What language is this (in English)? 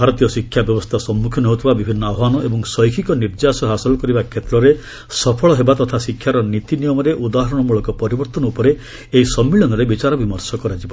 Odia